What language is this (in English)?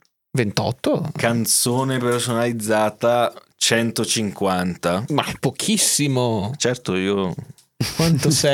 Italian